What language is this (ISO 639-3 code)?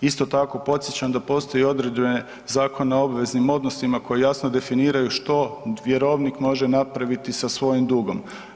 hrv